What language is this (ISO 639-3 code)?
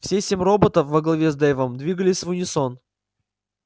rus